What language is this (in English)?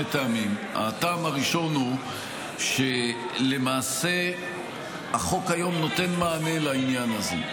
Hebrew